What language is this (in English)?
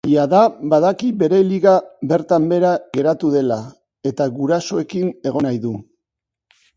Basque